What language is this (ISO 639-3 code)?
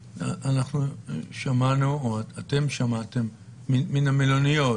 heb